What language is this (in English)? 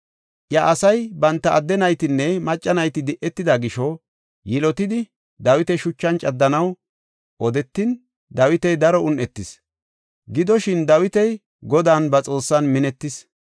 Gofa